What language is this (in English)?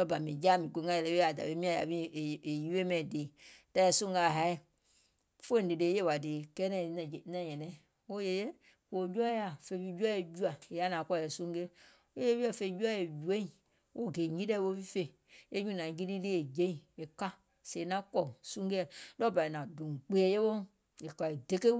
Gola